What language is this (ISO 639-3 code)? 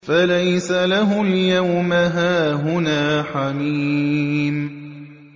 ara